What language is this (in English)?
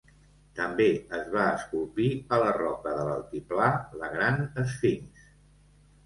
Catalan